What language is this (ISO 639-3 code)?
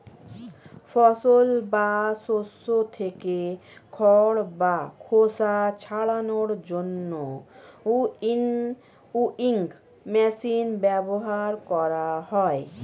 ben